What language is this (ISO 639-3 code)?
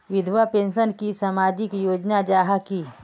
mag